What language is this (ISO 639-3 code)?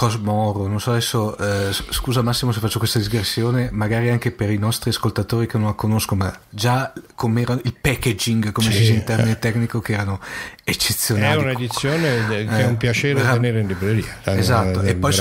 ita